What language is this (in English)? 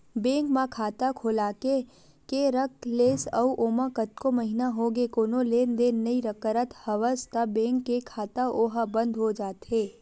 Chhattisgarhi